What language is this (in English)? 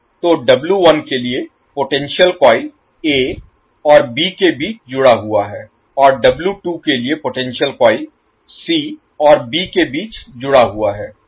Hindi